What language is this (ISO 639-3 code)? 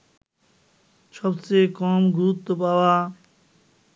ben